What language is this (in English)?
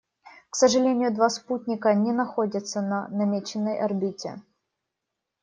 Russian